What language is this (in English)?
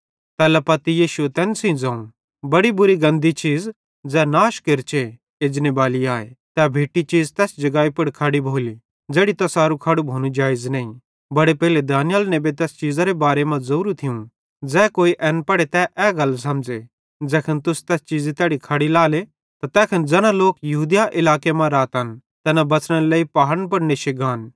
Bhadrawahi